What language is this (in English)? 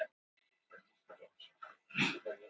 Icelandic